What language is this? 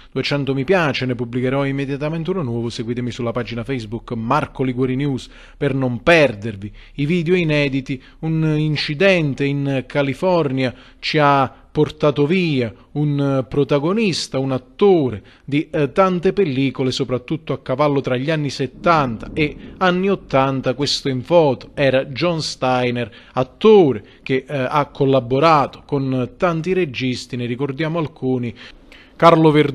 Italian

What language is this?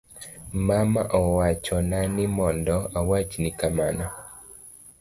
Luo (Kenya and Tanzania)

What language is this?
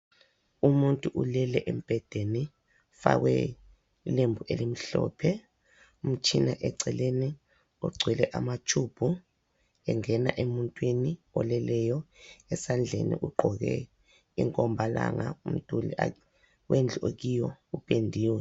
North Ndebele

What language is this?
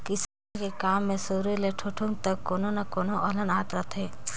Chhattisgarhi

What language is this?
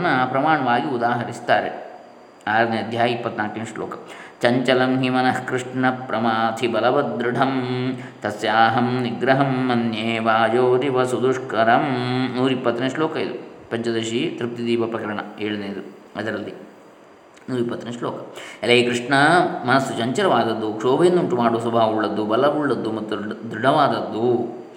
Kannada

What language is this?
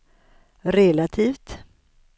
Swedish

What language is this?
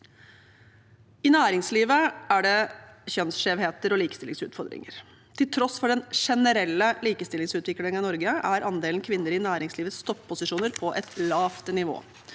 Norwegian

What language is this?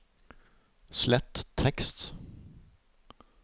Norwegian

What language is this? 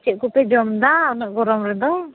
Santali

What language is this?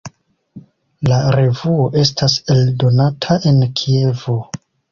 Esperanto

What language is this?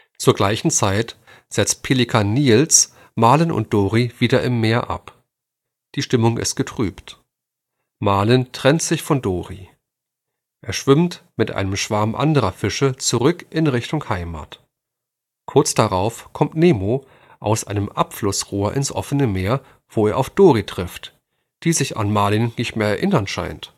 German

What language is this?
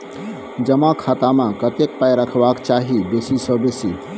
Maithili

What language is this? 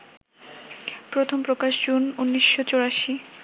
Bangla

